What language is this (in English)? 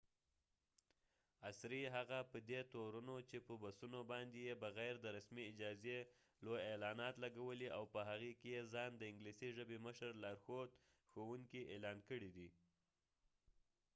Pashto